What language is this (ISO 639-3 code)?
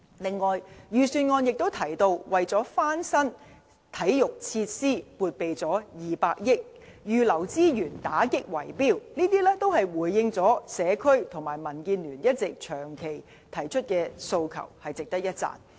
yue